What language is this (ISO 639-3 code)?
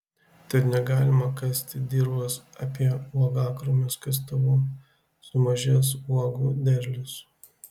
lit